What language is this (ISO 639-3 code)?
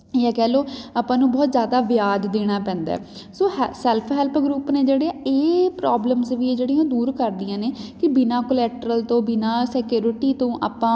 pan